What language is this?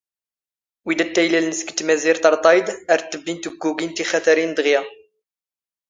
Standard Moroccan Tamazight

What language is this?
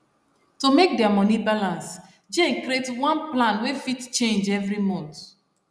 Nigerian Pidgin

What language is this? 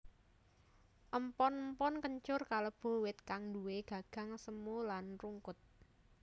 Javanese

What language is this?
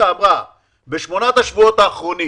Hebrew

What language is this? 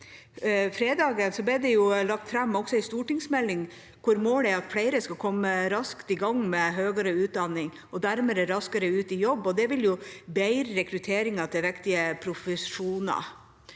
Norwegian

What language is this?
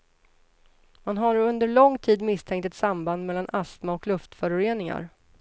Swedish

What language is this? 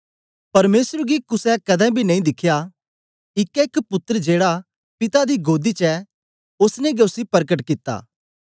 Dogri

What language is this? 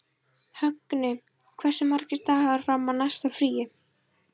Icelandic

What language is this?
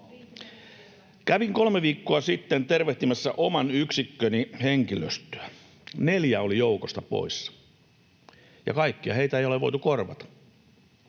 Finnish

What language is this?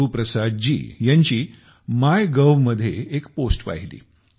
Marathi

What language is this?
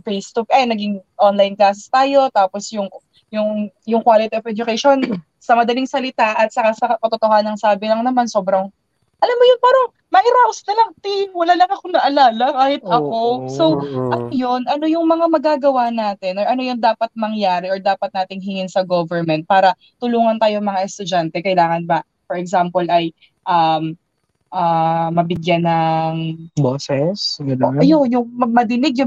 Filipino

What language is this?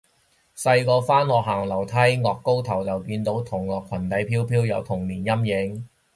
Cantonese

